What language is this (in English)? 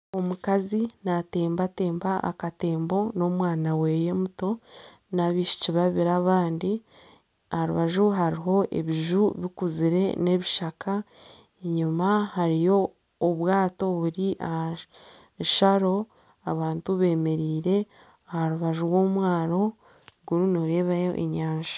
Nyankole